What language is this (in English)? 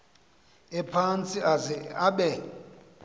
Xhosa